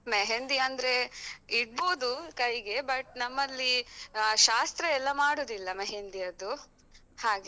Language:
Kannada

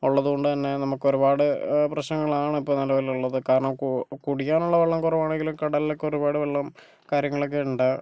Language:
Malayalam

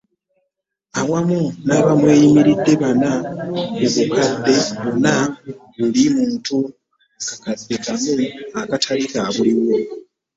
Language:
Ganda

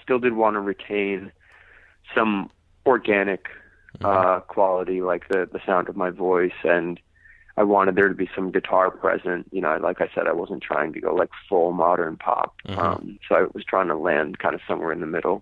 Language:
English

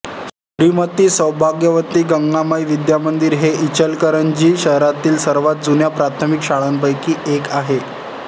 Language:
Marathi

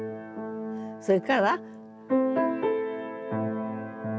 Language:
Japanese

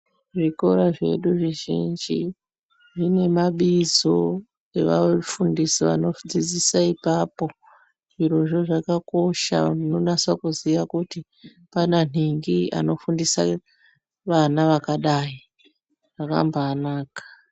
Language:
Ndau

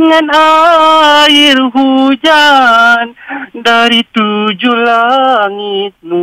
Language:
Malay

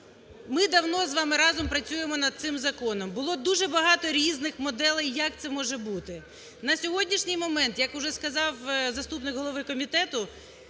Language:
Ukrainian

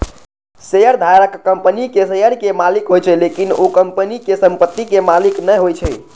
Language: Maithili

